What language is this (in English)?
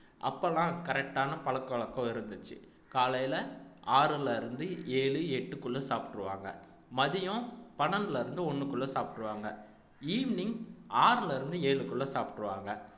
Tamil